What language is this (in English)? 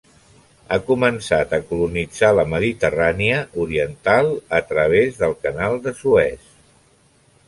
Catalan